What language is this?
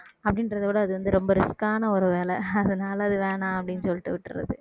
Tamil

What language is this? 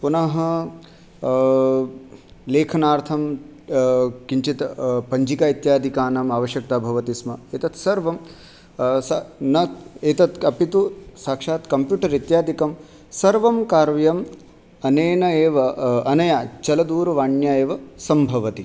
Sanskrit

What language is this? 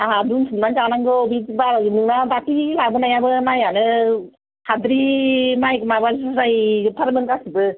Bodo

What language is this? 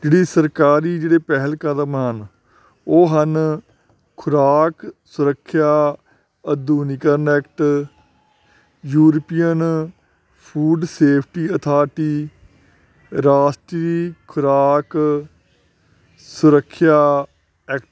Punjabi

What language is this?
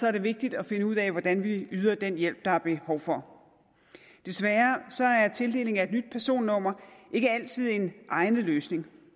Danish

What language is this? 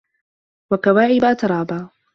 Arabic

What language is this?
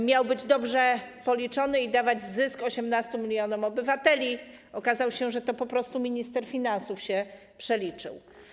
Polish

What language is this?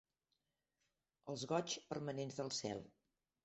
Catalan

